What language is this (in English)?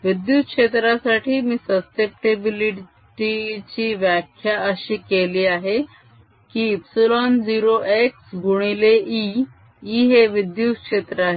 Marathi